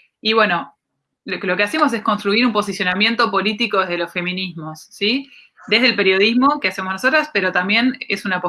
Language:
Spanish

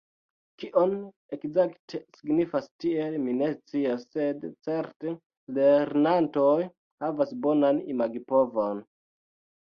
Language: Esperanto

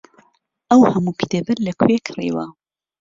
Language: Central Kurdish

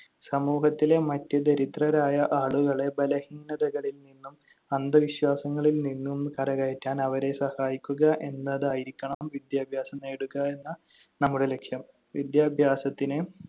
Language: Malayalam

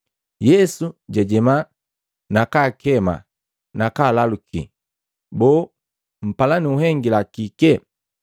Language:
Matengo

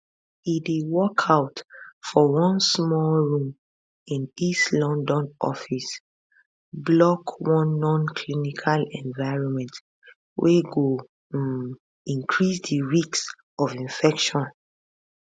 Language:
Nigerian Pidgin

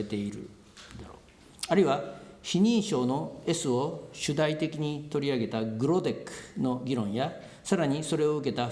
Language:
Japanese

